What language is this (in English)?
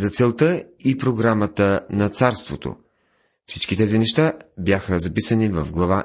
Bulgarian